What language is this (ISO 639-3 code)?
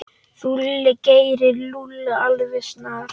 isl